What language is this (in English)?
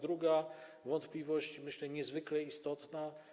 Polish